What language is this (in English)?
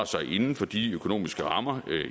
Danish